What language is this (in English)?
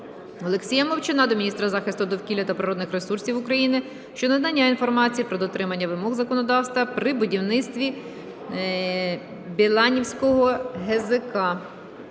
Ukrainian